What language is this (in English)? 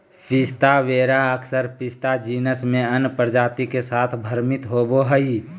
Magahi